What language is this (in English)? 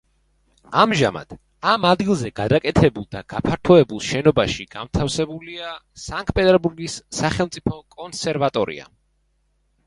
Georgian